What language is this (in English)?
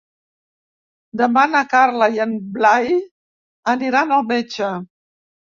Catalan